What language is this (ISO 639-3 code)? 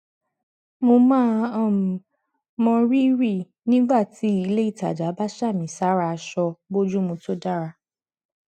yor